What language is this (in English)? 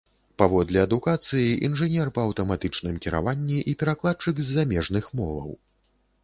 Belarusian